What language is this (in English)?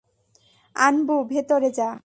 Bangla